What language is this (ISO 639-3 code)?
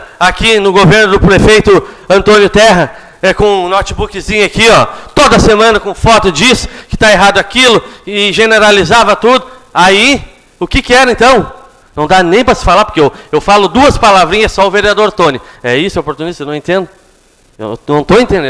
por